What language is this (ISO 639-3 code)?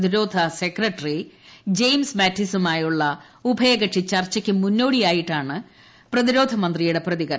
mal